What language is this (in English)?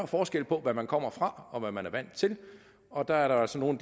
Danish